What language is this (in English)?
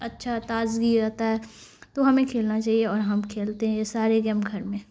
Urdu